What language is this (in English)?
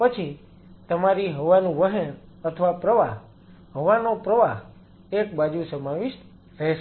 Gujarati